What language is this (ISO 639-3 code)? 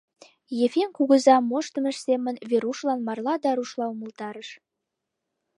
chm